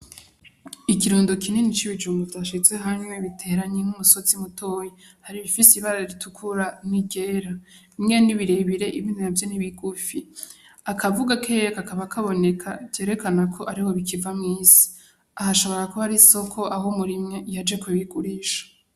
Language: Rundi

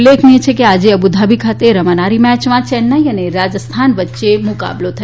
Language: Gujarati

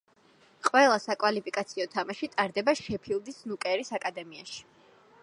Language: Georgian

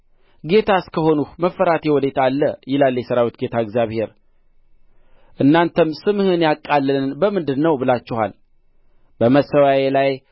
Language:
Amharic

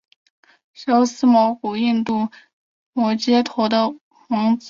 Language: Chinese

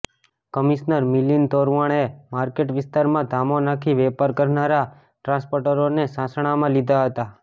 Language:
Gujarati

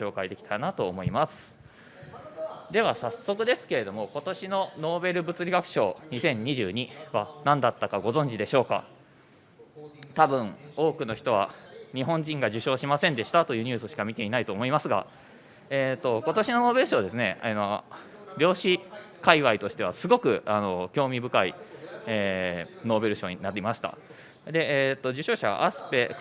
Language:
Japanese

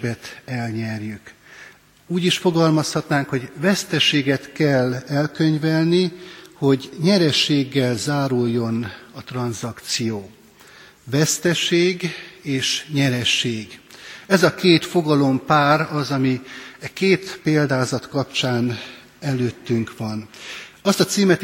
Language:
Hungarian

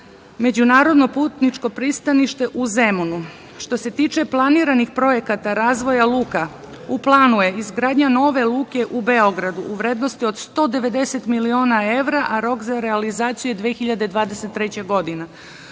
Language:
Serbian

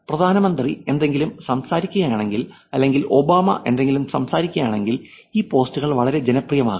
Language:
Malayalam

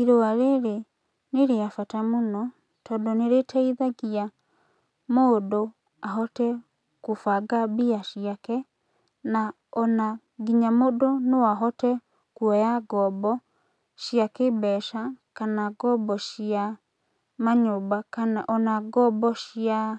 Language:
Kikuyu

